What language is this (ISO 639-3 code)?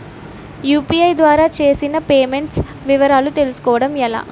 tel